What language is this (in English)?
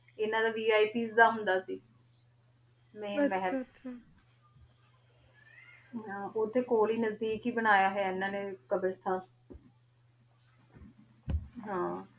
Punjabi